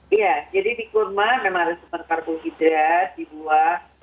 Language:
Indonesian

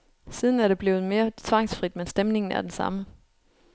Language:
Danish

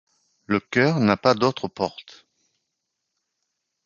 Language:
French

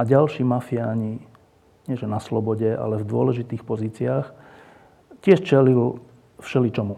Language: Slovak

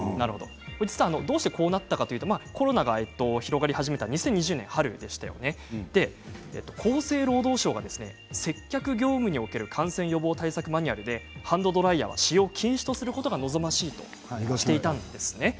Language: Japanese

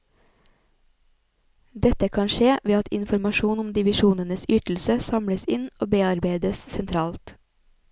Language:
Norwegian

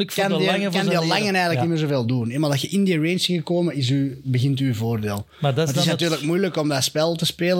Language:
Dutch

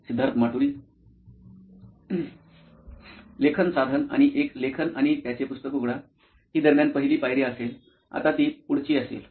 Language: Marathi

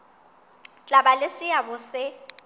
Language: Southern Sotho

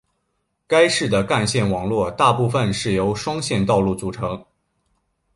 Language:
Chinese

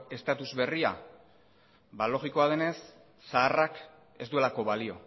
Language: Basque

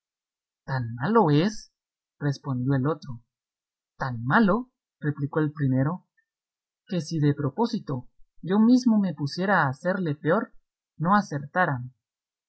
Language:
Spanish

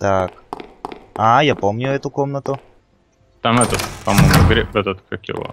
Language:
Russian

